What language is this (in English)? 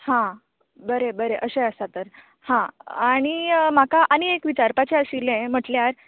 Konkani